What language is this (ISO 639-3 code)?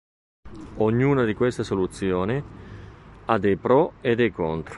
ita